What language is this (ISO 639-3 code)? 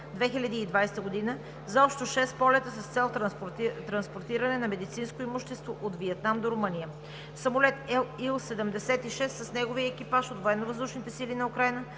bul